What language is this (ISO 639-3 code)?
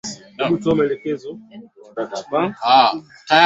swa